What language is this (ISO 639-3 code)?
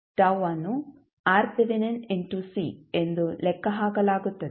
kan